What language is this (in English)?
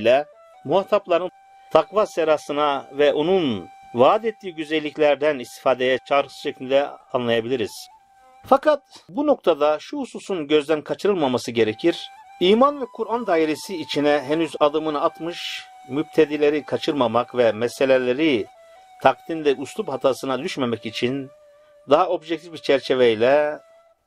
Turkish